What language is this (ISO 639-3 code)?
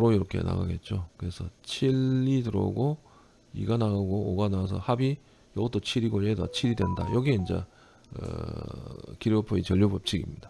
kor